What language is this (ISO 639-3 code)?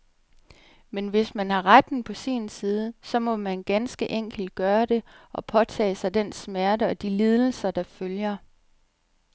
dan